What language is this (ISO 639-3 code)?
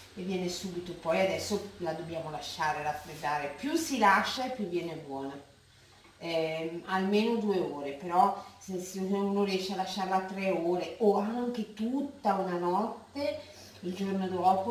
ita